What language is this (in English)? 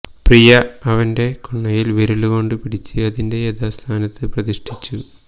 Malayalam